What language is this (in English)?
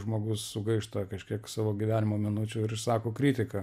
Lithuanian